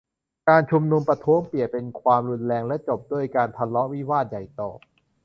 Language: Thai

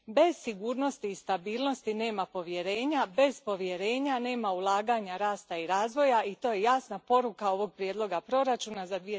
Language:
Croatian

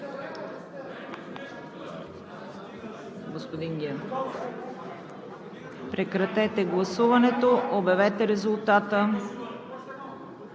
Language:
Bulgarian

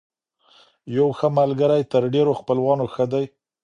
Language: Pashto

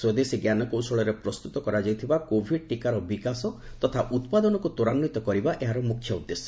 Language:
Odia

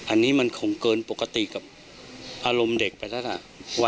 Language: Thai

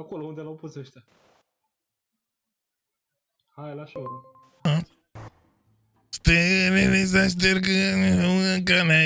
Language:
Romanian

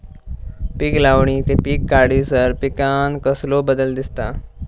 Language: Marathi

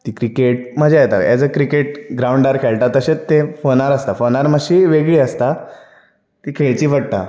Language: Konkani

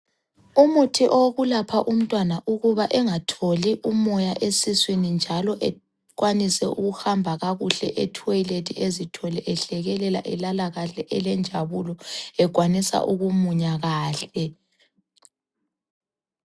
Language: North Ndebele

